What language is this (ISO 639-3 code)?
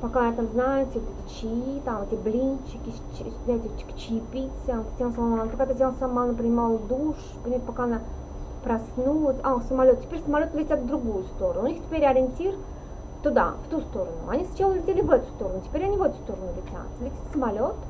rus